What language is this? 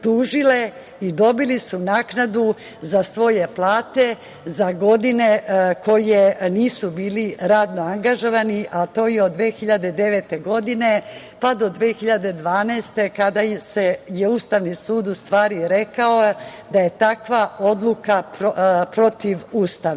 Serbian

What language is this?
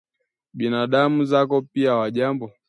Swahili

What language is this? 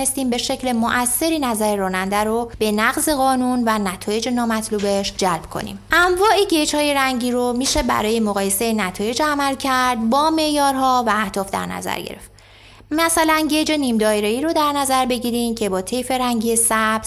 Persian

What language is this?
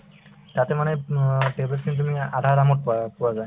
Assamese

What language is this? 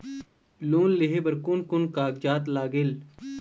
Chhattisgarhi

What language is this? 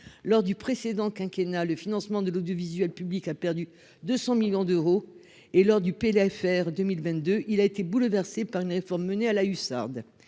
French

